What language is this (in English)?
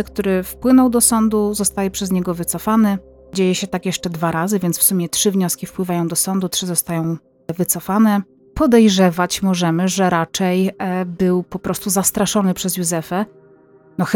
Polish